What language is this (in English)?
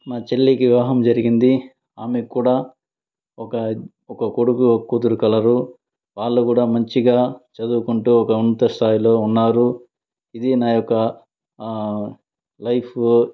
Telugu